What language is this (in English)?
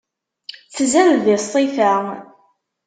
Kabyle